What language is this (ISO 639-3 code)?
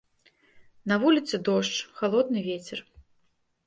bel